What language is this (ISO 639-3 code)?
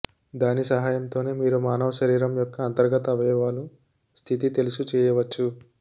tel